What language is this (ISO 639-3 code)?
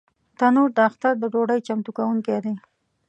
pus